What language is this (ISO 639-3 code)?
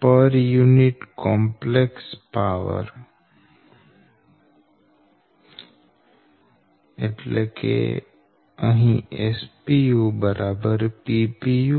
guj